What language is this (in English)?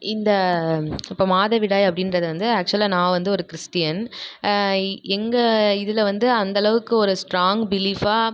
Tamil